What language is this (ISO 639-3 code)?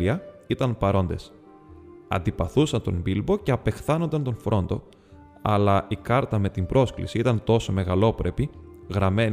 ell